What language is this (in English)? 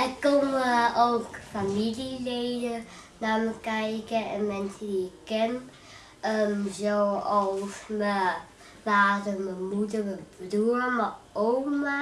Dutch